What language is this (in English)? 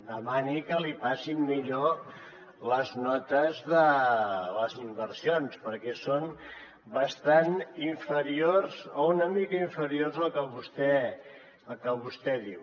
Catalan